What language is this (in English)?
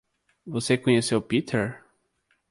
Portuguese